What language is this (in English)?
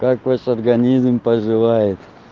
Russian